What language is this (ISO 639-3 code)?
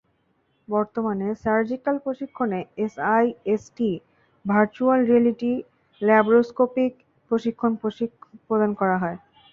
ben